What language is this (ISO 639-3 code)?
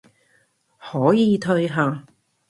yue